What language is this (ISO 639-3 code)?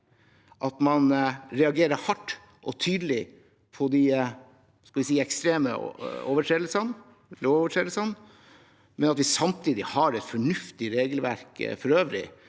nor